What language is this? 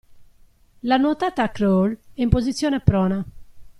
Italian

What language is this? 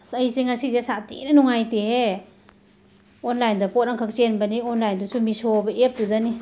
Manipuri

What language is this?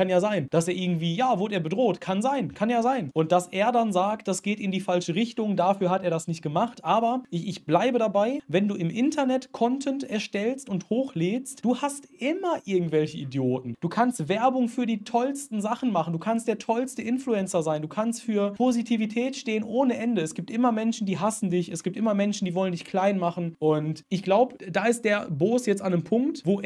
German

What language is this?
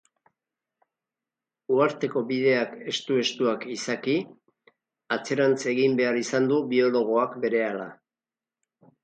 Basque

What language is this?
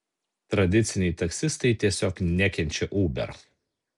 Lithuanian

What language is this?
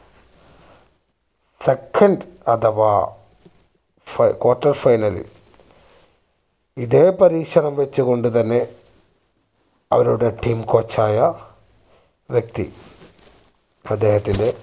Malayalam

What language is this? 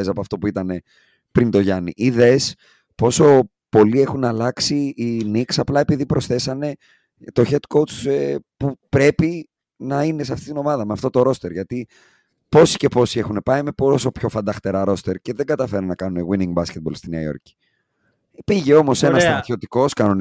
Greek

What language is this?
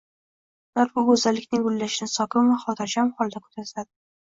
Uzbek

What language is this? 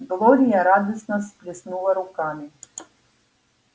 Russian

